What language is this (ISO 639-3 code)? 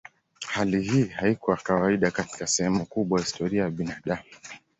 swa